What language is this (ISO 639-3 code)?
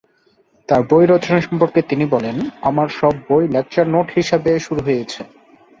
ben